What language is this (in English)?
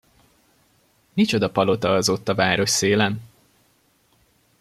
Hungarian